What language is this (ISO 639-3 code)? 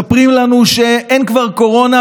heb